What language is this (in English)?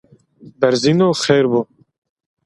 Zaza